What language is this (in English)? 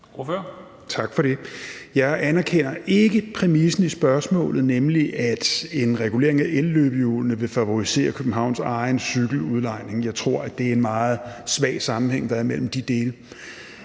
Danish